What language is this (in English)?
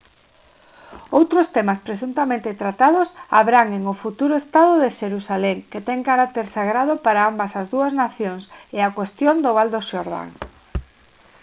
Galician